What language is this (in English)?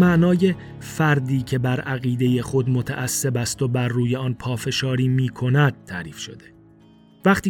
Persian